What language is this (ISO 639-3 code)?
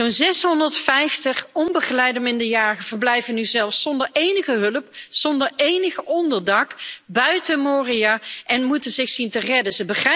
nld